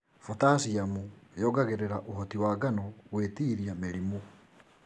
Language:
Kikuyu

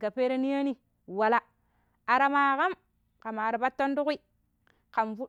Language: Pero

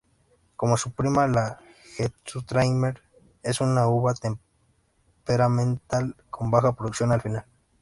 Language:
Spanish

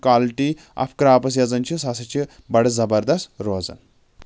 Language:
Kashmiri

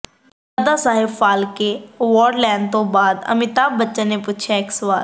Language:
Punjabi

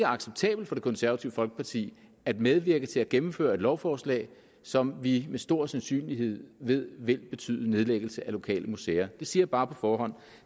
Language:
Danish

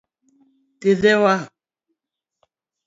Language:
Luo (Kenya and Tanzania)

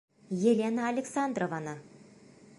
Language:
Bashkir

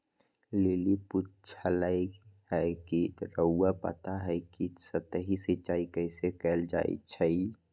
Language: Magahi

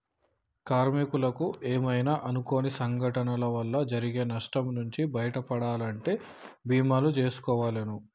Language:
Telugu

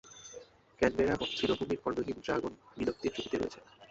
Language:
Bangla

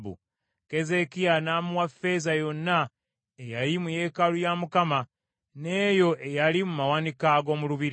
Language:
Ganda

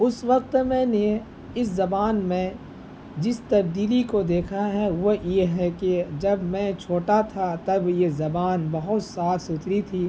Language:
Urdu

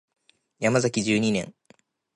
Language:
Japanese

